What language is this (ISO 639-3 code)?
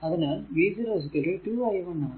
mal